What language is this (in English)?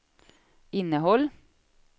Swedish